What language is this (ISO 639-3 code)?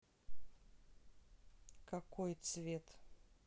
rus